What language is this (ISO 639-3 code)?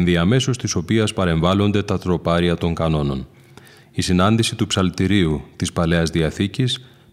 ell